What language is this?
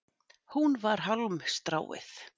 Icelandic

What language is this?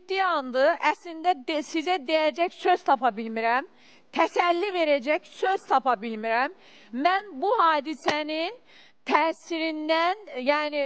Turkish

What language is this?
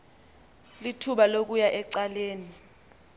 Xhosa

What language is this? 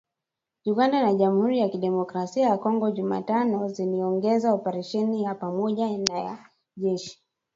Swahili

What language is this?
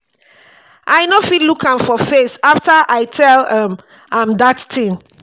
Nigerian Pidgin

